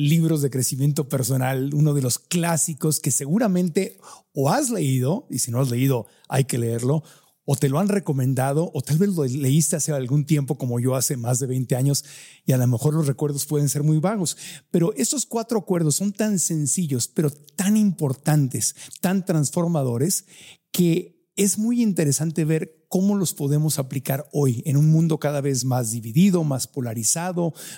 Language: Spanish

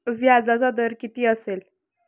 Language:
Marathi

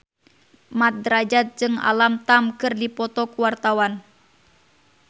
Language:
Sundanese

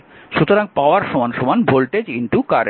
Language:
Bangla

